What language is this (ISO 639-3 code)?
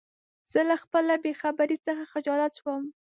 pus